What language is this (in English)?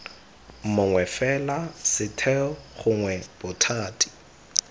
Tswana